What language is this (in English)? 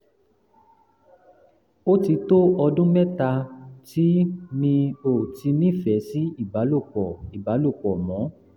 Yoruba